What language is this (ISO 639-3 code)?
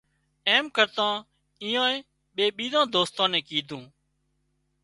kxp